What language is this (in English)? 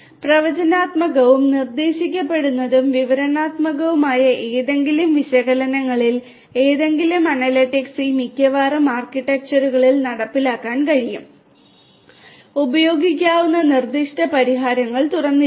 Malayalam